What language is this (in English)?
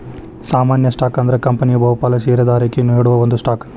Kannada